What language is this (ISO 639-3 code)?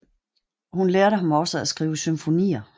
dan